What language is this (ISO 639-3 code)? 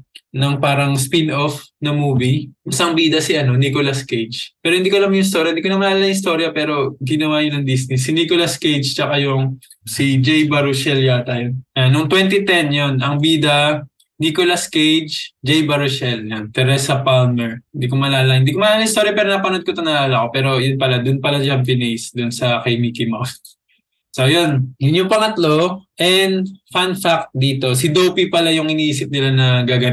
fil